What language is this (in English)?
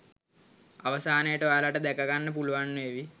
Sinhala